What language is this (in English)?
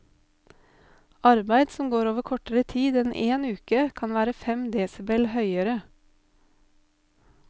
Norwegian